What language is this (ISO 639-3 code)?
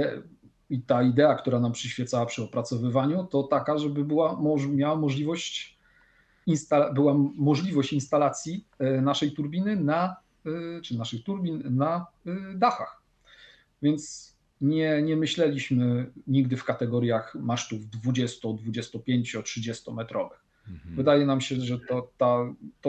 pol